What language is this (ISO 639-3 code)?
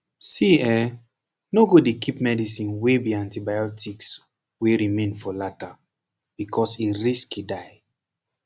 pcm